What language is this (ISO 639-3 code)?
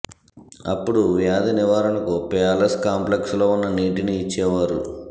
tel